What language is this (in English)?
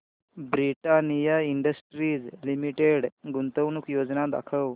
Marathi